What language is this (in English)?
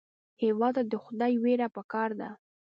Pashto